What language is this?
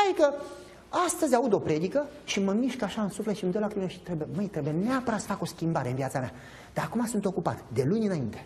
Romanian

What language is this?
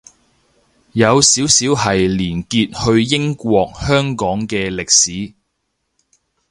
Cantonese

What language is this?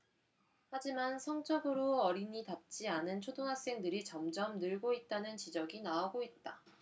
Korean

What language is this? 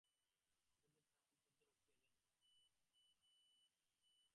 Bangla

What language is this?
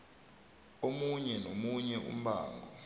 South Ndebele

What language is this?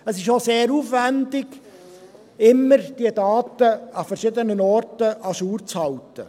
Swiss German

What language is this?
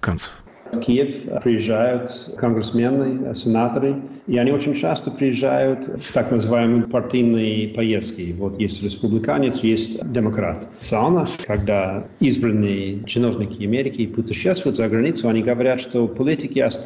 Russian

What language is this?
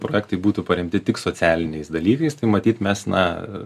Lithuanian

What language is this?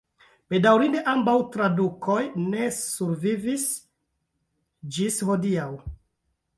Esperanto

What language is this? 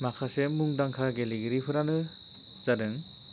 Bodo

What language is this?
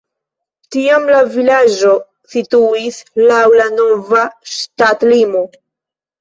Esperanto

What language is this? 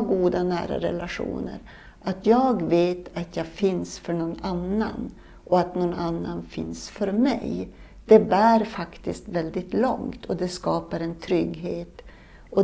Swedish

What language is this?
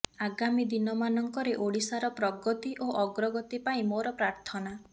Odia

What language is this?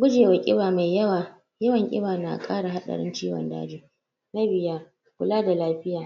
Hausa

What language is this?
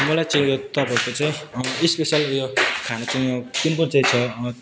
Nepali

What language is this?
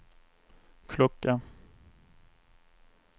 Swedish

